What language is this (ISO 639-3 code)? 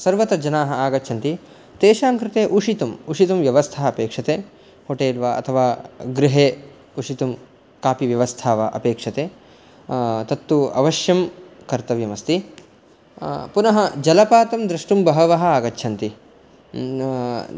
san